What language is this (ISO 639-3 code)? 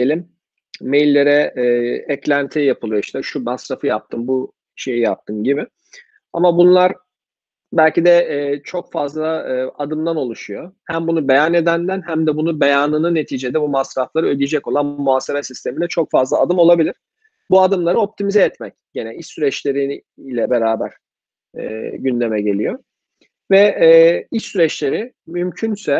tur